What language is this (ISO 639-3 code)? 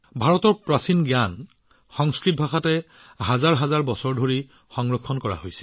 asm